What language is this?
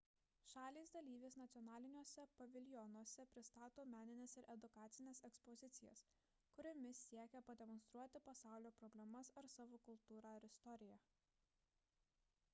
Lithuanian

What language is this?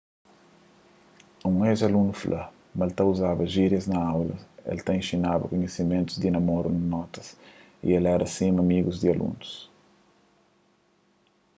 Kabuverdianu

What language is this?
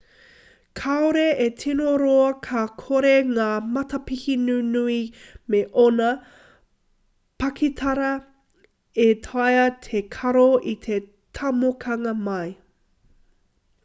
Māori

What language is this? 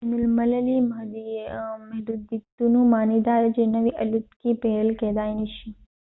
Pashto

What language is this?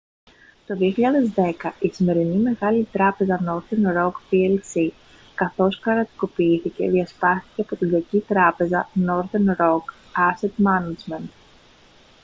Greek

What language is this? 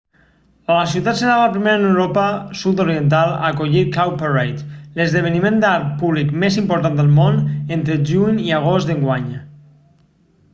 Catalan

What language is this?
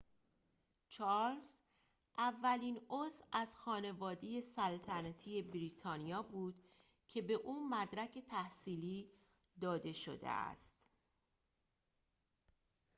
Persian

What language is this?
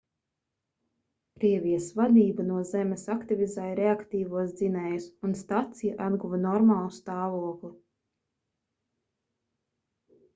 Latvian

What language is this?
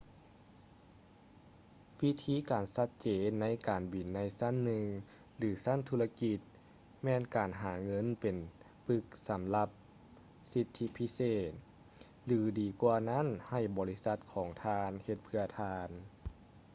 Lao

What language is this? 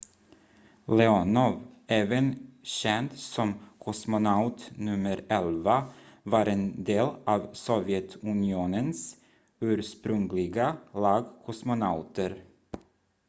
Swedish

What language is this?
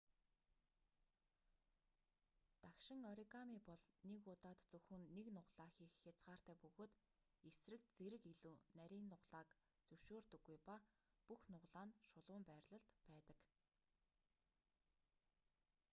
Mongolian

